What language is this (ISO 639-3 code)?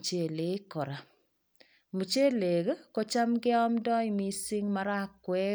kln